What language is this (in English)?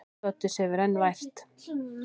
Icelandic